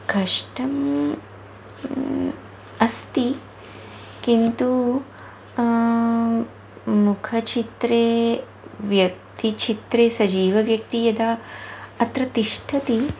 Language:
Sanskrit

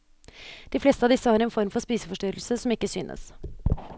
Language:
Norwegian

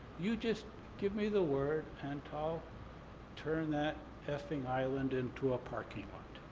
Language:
English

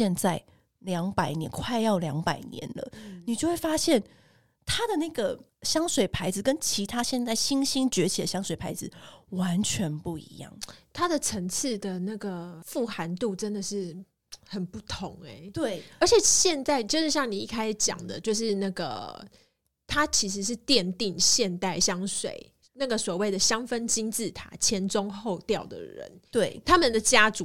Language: Chinese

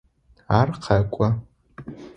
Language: Adyghe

